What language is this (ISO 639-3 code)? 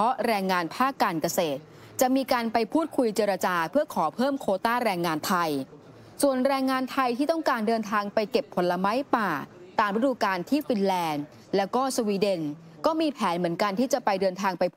tha